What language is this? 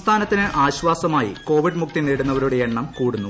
Malayalam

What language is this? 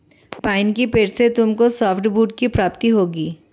Hindi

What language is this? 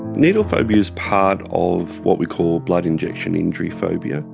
English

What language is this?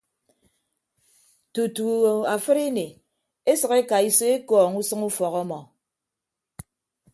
Ibibio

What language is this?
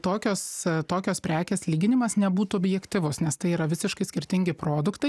Lithuanian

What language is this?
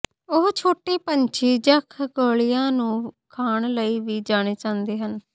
Punjabi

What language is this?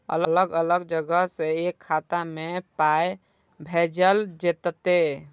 Maithili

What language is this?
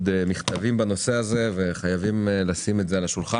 Hebrew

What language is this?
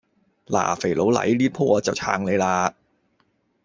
Cantonese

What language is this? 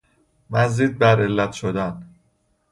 Persian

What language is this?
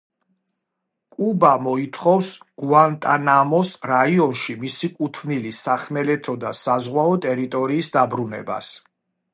Georgian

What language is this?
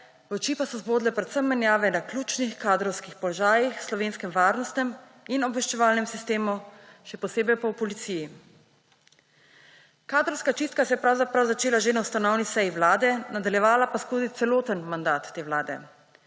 Slovenian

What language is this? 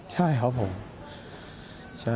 Thai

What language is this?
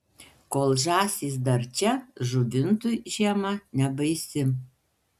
Lithuanian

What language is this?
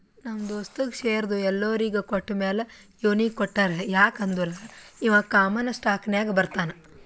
Kannada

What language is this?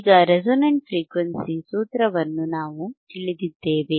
Kannada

